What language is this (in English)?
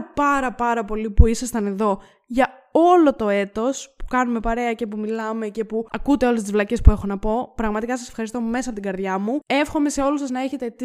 Greek